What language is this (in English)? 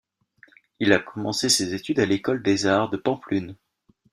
French